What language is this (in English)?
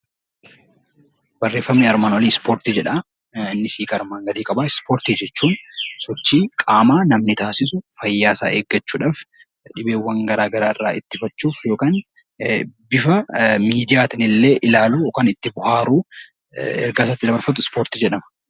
Oromo